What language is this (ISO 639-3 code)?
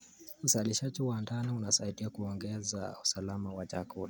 kln